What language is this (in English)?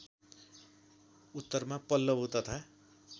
Nepali